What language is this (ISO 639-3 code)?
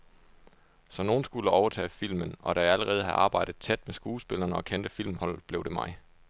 dan